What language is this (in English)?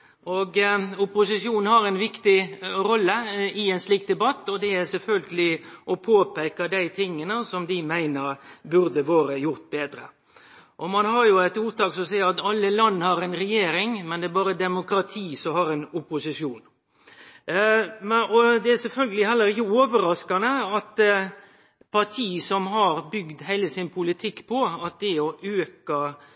Norwegian Nynorsk